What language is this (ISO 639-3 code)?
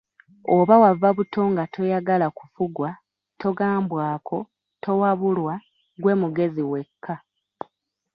lug